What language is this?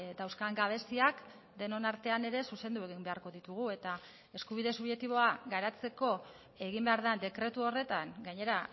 Basque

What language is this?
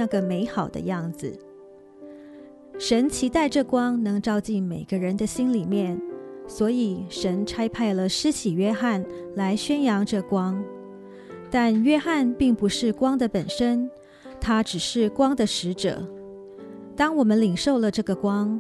Chinese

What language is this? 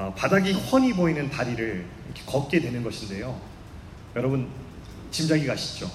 Korean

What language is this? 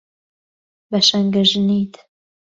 Central Kurdish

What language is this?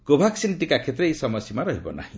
Odia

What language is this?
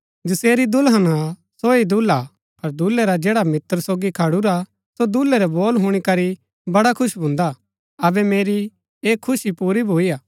Gaddi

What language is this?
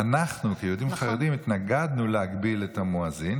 Hebrew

